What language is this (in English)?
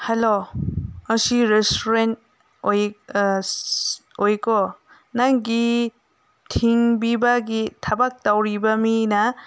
Manipuri